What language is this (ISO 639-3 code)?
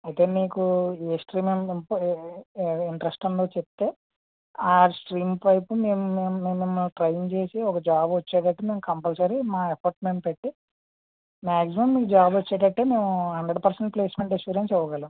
tel